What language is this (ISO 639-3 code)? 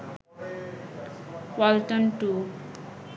ben